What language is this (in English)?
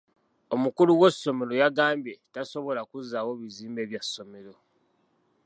Ganda